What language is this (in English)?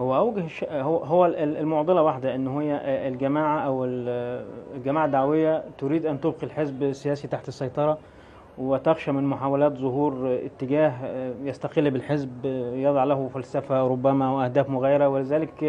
Arabic